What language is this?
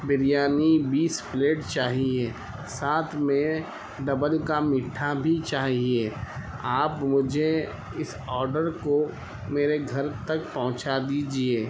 Urdu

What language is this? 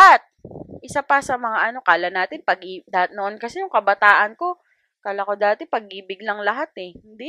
Filipino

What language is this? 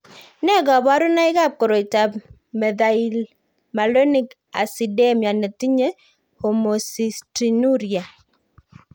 Kalenjin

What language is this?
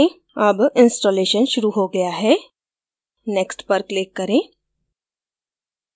Hindi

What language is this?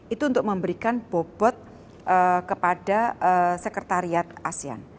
Indonesian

